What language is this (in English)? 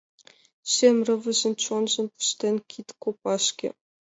Mari